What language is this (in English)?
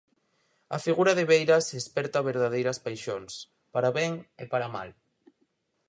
Galician